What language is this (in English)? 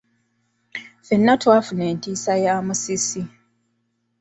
Ganda